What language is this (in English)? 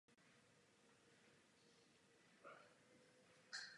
Czech